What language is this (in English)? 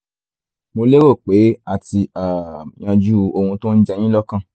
Yoruba